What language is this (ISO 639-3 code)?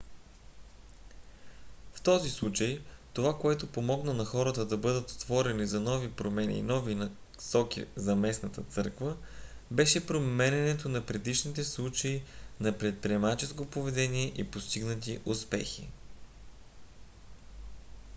bul